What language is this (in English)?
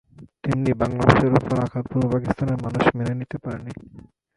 Bangla